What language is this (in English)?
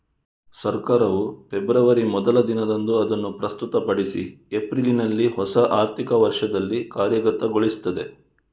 Kannada